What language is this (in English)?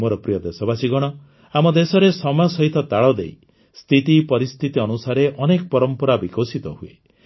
Odia